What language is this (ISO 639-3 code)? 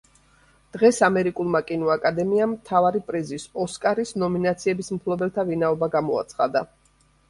kat